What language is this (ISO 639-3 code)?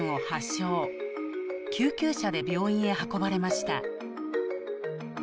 jpn